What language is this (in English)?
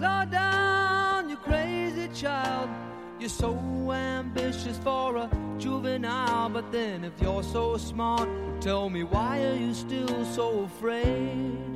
Korean